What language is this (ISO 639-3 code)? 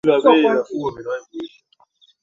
swa